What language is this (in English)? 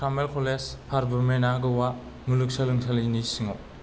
Bodo